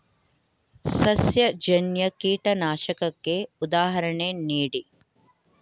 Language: Kannada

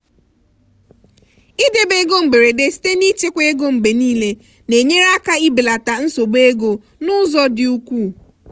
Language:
Igbo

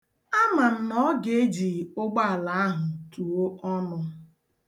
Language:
Igbo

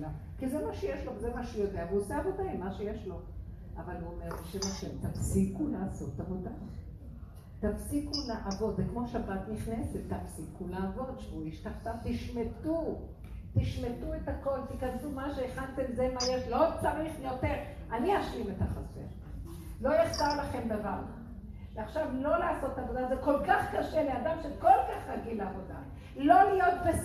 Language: Hebrew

